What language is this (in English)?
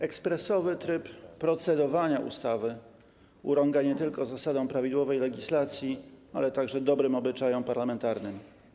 Polish